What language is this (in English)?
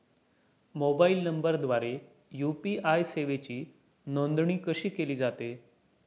Marathi